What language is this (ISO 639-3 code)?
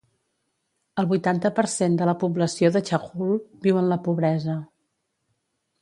cat